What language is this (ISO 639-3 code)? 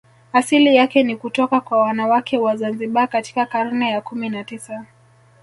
swa